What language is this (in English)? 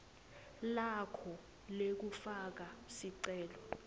Swati